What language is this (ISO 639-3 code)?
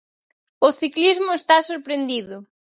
glg